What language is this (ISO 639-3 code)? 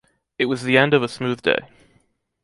eng